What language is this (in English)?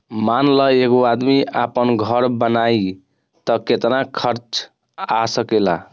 Bhojpuri